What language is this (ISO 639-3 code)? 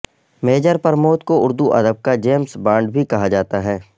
urd